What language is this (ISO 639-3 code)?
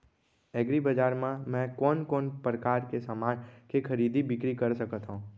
hne